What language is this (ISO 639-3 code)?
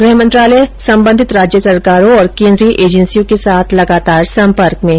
hin